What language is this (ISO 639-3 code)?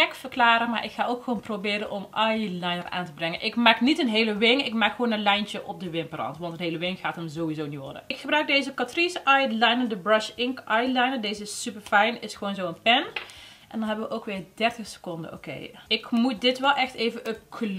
nld